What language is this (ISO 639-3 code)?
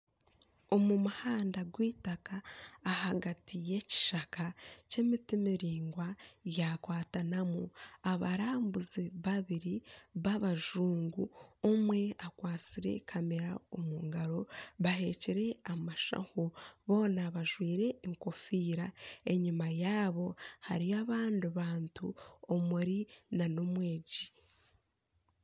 nyn